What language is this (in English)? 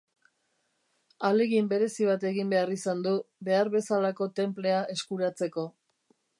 Basque